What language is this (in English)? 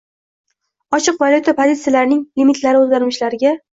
Uzbek